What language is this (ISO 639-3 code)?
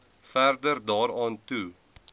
afr